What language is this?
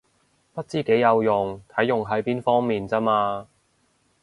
Cantonese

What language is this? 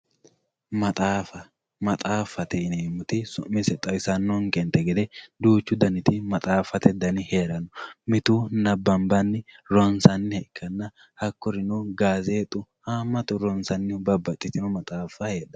Sidamo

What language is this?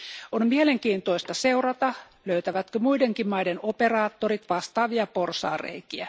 Finnish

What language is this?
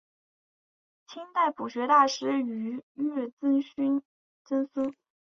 Chinese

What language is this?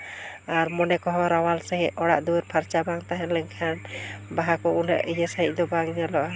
Santali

